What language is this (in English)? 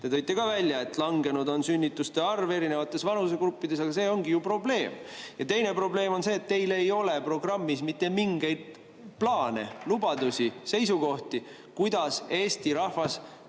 Estonian